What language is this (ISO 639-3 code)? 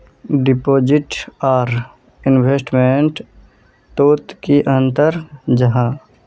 mag